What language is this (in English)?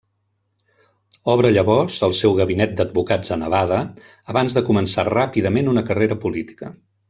Catalan